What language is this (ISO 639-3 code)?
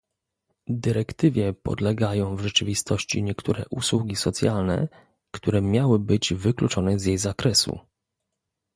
pol